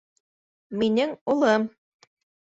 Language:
Bashkir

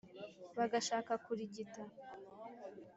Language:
Kinyarwanda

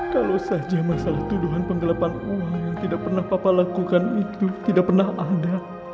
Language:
Indonesian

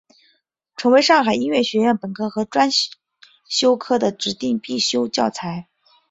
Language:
Chinese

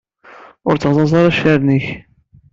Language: Kabyle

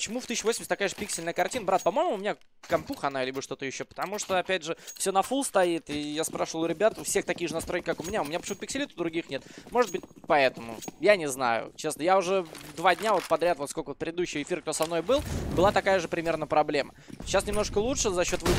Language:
Russian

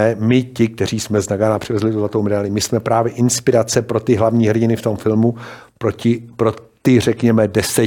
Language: Czech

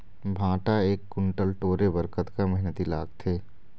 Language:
Chhattisgarhi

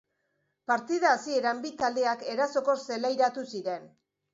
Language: Basque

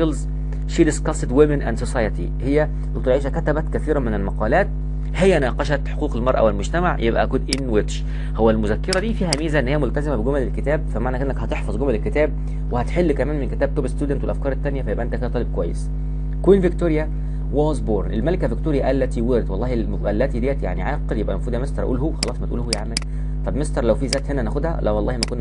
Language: Arabic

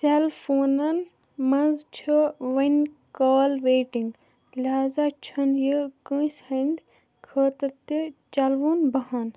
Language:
Kashmiri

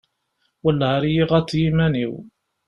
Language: Kabyle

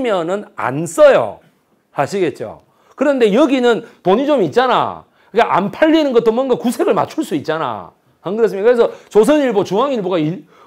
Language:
Korean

